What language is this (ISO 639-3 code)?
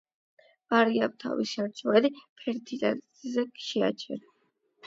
kat